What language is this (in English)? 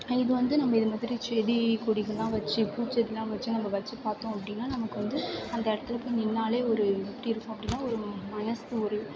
Tamil